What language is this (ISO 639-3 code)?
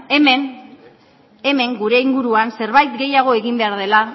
eus